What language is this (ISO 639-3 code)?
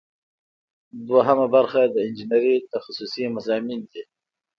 pus